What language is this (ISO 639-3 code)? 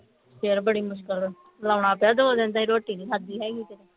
pan